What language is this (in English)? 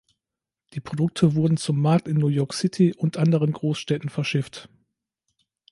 German